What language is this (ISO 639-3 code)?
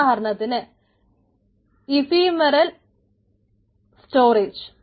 mal